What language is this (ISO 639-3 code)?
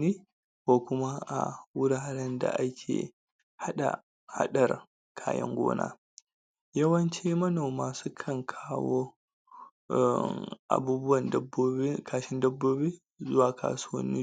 hau